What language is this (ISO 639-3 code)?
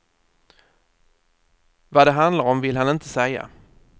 swe